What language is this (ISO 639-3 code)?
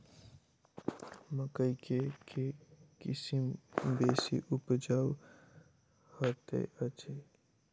mai